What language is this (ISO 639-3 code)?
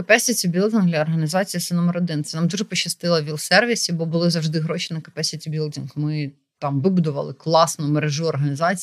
ukr